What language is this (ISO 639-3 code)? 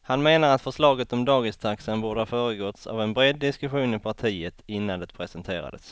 swe